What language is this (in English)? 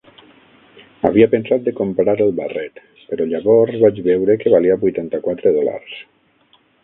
Catalan